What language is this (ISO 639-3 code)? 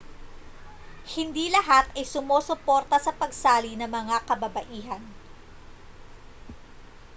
fil